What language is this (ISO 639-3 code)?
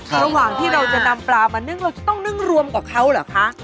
tha